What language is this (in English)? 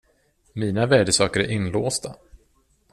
Swedish